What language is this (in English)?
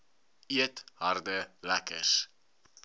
Afrikaans